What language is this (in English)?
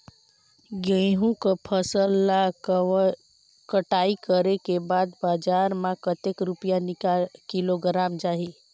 Chhattisgarhi